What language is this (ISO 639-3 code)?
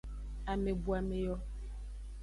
ajg